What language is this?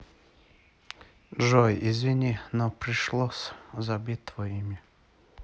Russian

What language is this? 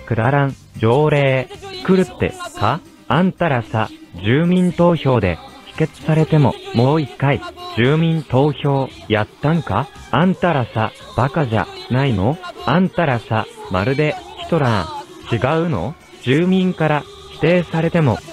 Japanese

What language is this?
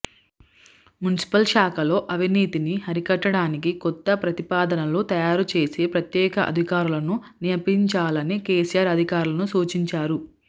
Telugu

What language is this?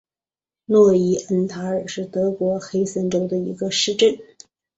Chinese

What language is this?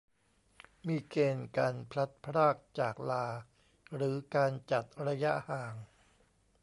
Thai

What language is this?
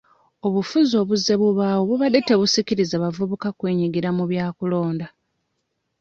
Ganda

